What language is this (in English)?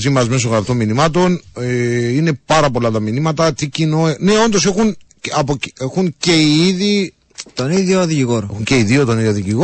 Greek